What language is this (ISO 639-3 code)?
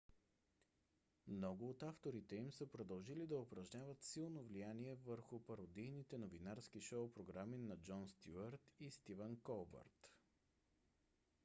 bul